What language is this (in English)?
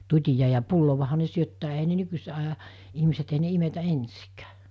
Finnish